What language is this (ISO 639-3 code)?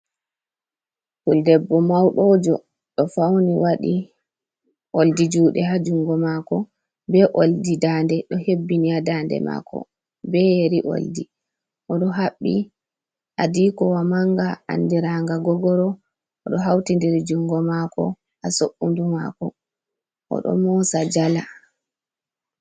ful